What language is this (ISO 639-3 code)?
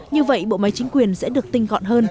vie